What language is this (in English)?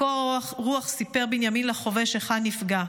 Hebrew